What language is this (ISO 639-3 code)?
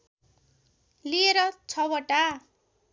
nep